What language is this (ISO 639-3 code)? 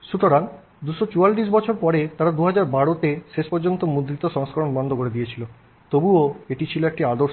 ben